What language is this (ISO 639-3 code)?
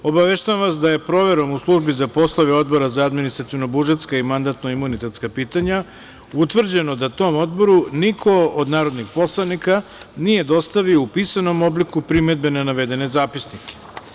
srp